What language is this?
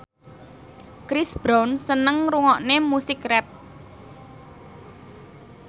Javanese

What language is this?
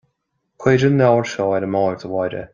Irish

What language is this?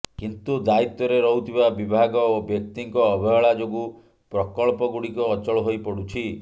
Odia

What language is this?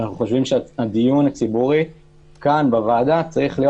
Hebrew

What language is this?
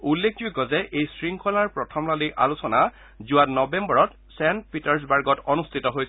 Assamese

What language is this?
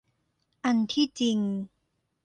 Thai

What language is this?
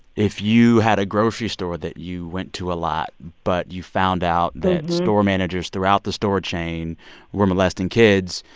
English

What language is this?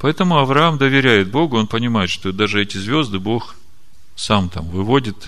Russian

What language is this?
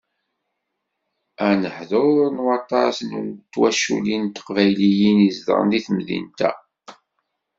Kabyle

